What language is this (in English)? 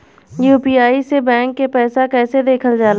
Bhojpuri